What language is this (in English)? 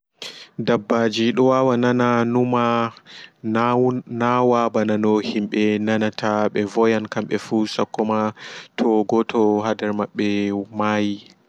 Fula